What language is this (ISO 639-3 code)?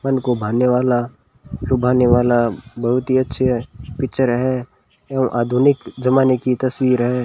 hin